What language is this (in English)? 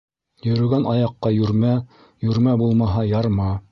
Bashkir